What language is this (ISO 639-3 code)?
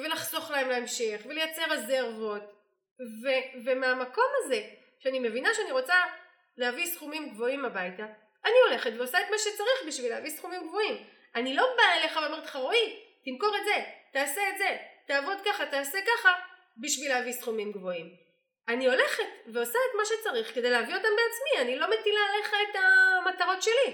heb